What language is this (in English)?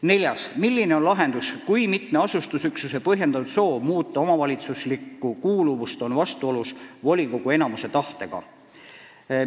Estonian